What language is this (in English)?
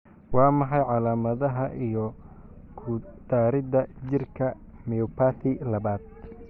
Somali